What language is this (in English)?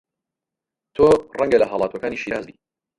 Central Kurdish